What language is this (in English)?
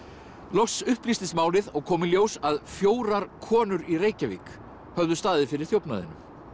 Icelandic